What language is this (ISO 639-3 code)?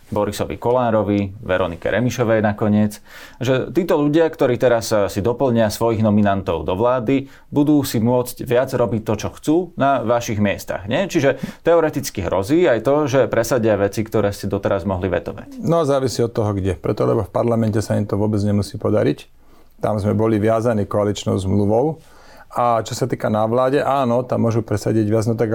slk